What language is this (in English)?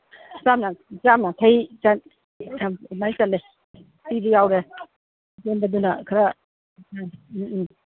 Manipuri